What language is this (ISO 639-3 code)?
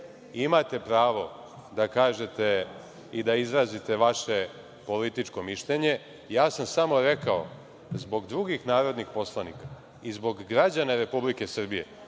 srp